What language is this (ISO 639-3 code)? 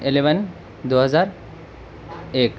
urd